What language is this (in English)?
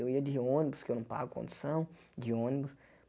Portuguese